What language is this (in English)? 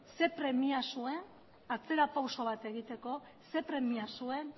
Basque